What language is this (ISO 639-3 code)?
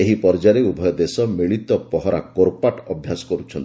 ori